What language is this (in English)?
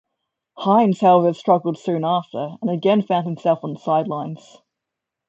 English